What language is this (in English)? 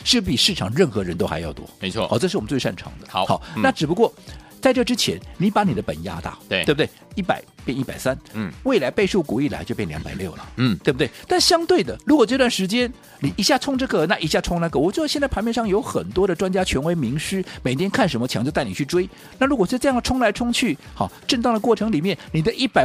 Chinese